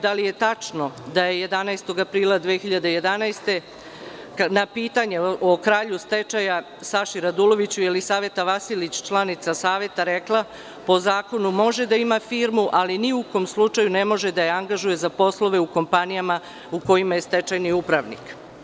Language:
Serbian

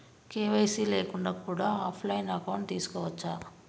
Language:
Telugu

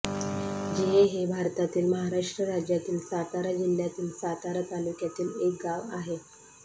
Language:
Marathi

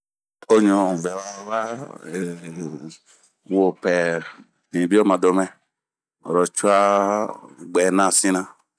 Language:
Bomu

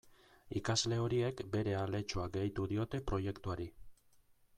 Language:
Basque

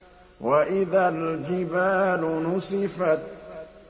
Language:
Arabic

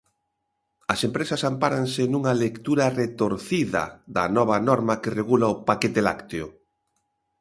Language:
Galician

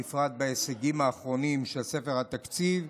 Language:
Hebrew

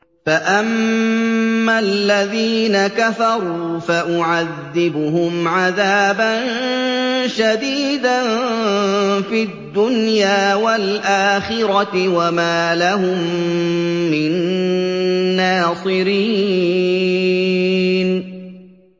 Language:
Arabic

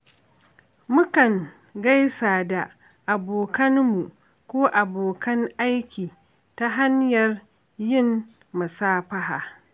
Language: Hausa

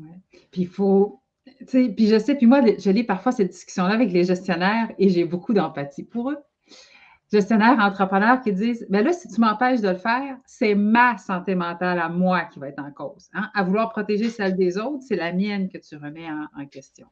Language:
French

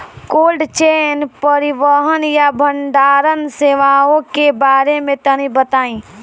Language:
Bhojpuri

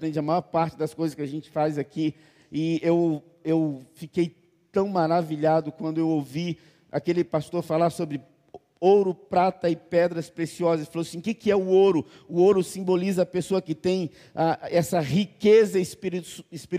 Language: Portuguese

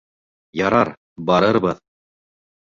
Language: Bashkir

